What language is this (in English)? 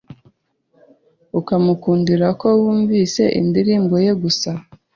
Kinyarwanda